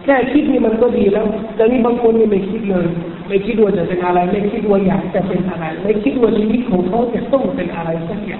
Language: Thai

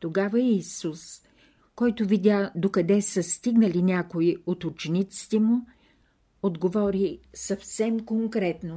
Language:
Bulgarian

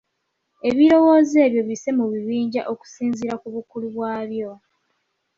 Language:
Ganda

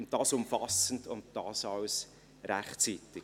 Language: Swiss German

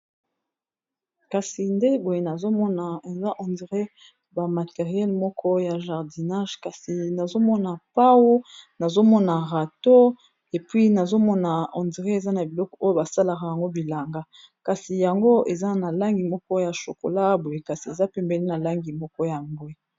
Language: Lingala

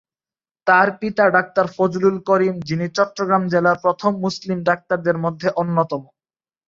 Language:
Bangla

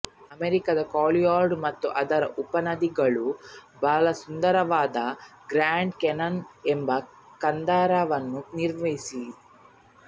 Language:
Kannada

